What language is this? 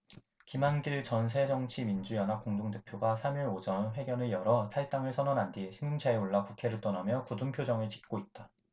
Korean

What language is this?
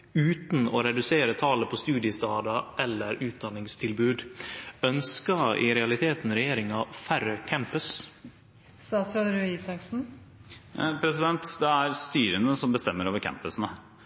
Norwegian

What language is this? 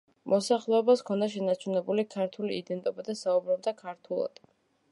Georgian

